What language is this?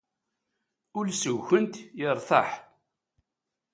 Kabyle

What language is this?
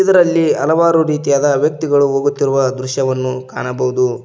Kannada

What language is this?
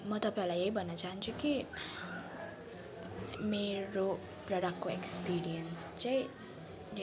Nepali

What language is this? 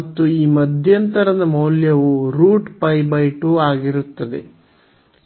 Kannada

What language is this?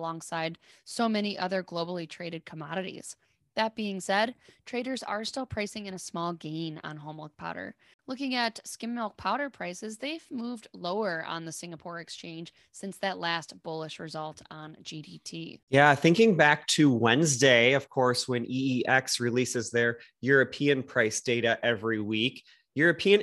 English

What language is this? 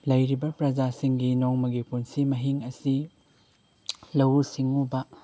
Manipuri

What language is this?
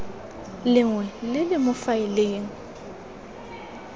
Tswana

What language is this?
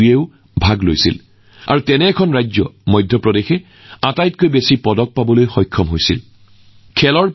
Assamese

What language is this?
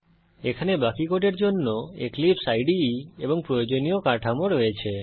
Bangla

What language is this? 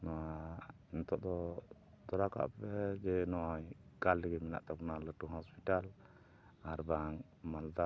Santali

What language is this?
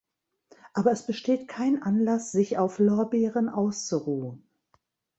German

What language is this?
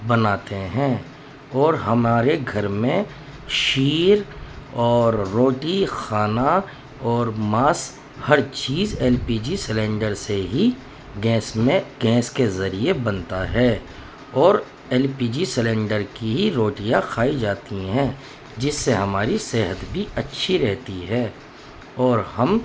Urdu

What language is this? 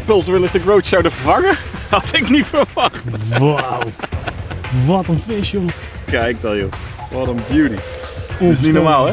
Dutch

